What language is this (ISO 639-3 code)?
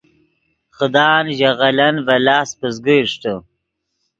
ydg